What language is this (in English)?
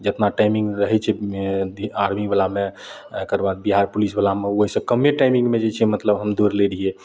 Maithili